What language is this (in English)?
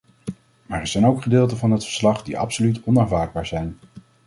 Dutch